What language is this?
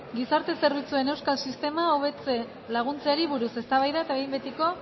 Basque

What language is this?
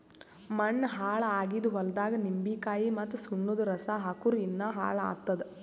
Kannada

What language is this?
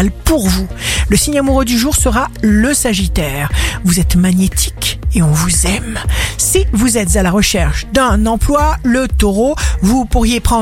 French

